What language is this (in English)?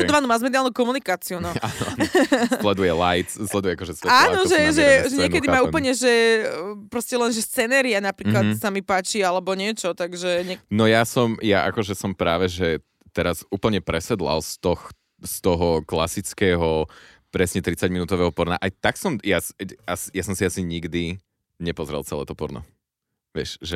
Slovak